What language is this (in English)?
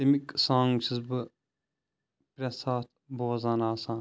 Kashmiri